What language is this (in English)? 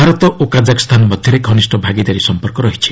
Odia